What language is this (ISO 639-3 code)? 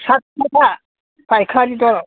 brx